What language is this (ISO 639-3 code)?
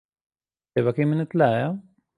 ckb